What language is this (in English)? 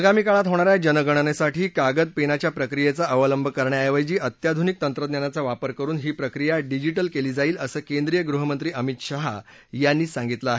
Marathi